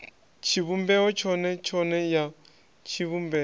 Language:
Venda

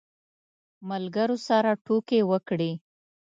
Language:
Pashto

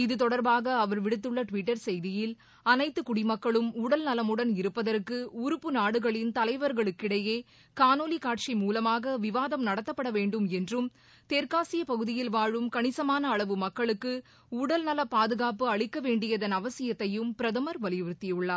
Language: Tamil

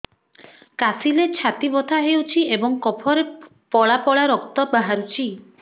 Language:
Odia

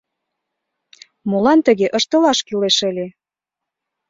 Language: Mari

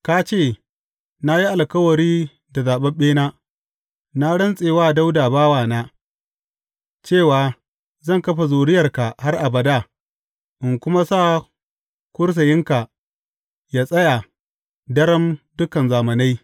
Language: Hausa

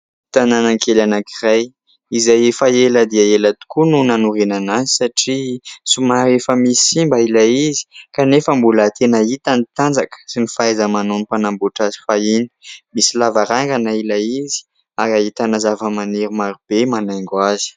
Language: Malagasy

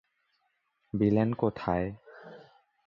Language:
Bangla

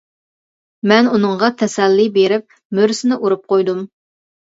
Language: Uyghur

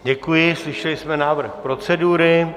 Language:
Czech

